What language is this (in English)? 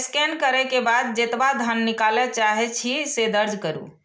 Maithili